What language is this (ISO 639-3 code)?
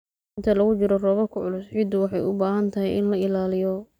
som